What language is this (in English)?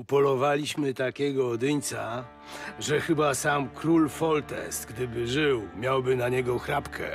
Polish